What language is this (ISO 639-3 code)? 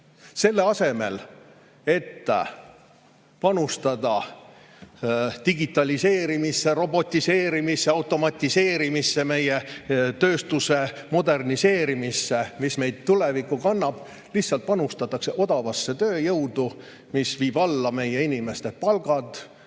est